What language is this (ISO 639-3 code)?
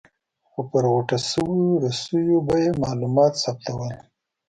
pus